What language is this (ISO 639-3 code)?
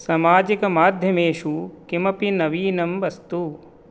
san